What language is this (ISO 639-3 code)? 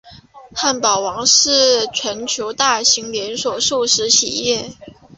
zho